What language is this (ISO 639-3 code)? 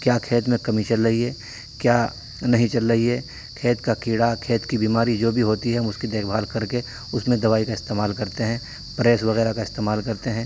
urd